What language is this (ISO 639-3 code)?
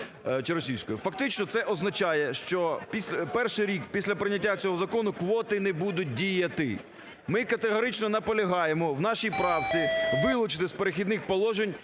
ukr